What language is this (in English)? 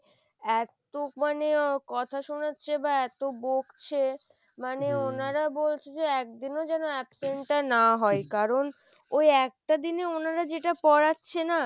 Bangla